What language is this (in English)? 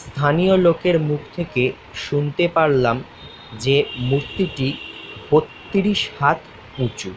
Hindi